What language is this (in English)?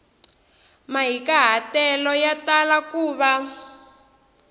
Tsonga